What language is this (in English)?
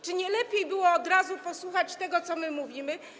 Polish